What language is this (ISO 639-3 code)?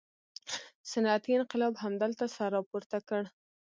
pus